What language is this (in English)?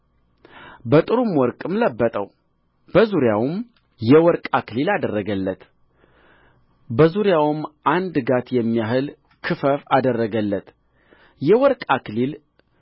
Amharic